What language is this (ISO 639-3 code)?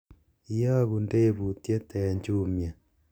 kln